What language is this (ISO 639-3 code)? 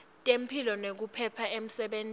ssw